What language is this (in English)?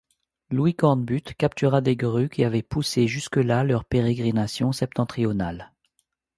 French